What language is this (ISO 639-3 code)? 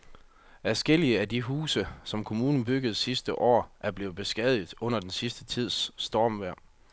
dan